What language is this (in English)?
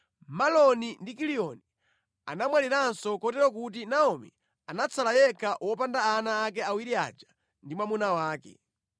Nyanja